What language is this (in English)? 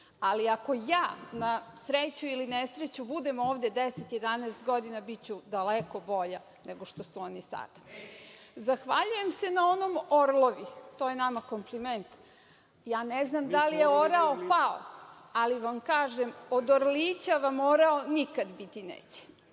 Serbian